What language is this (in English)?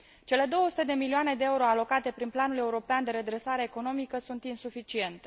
Romanian